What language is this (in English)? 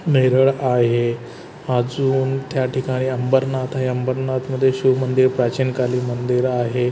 Marathi